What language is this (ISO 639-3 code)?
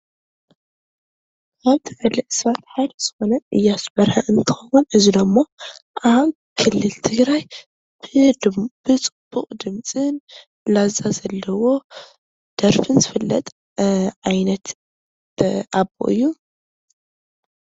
tir